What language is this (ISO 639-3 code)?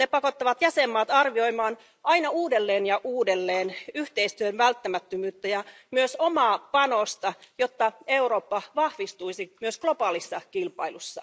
fin